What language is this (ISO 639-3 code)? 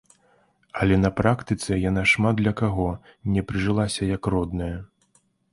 bel